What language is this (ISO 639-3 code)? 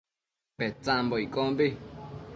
mcf